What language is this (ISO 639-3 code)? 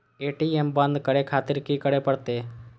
mai